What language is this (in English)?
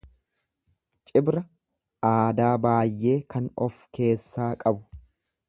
Oromo